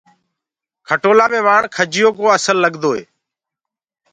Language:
Gurgula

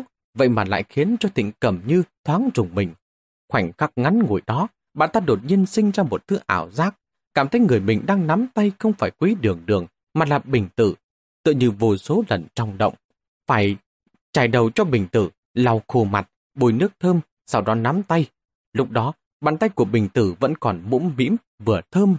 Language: Vietnamese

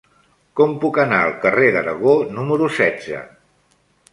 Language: Catalan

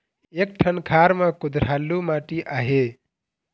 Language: Chhattisgarhi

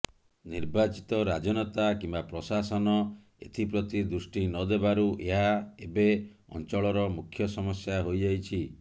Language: Odia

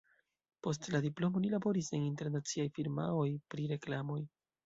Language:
Esperanto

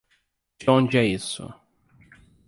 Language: Portuguese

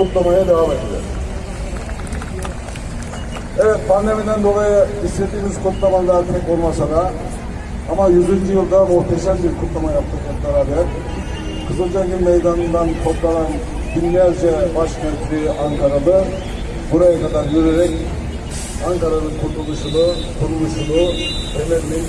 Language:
Turkish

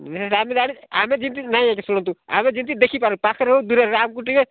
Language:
Odia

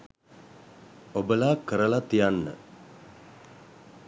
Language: Sinhala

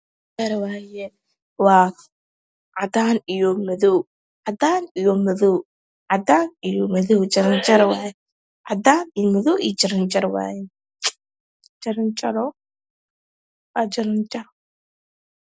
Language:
Somali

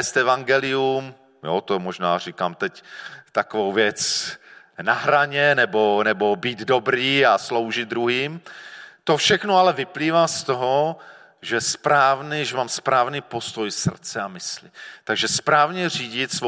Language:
Czech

